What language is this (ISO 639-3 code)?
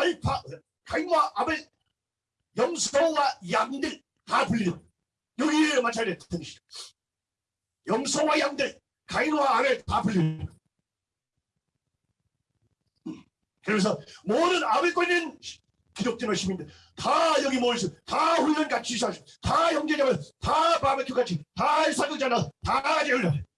kor